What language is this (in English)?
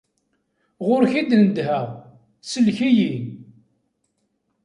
Kabyle